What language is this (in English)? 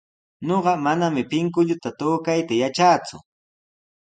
Sihuas Ancash Quechua